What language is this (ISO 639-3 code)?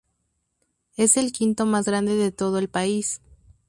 spa